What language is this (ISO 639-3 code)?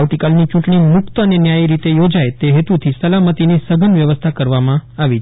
guj